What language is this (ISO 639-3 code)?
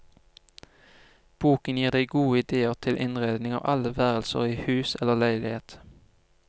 nor